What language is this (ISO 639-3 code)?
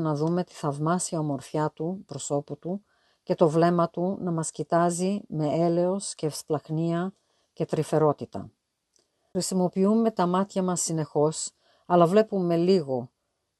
ell